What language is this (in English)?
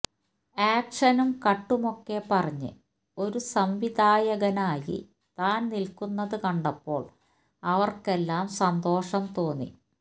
Malayalam